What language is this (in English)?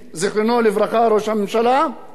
Hebrew